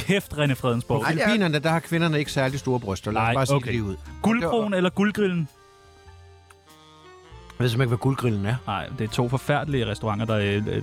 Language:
Danish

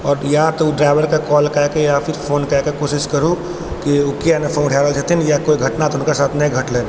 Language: Maithili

